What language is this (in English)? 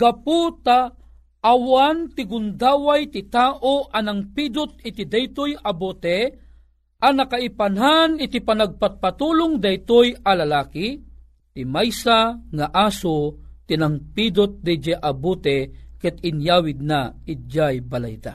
Filipino